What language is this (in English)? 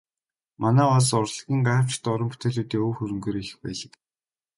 Mongolian